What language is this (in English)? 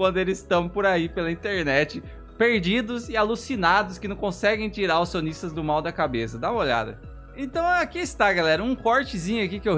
Portuguese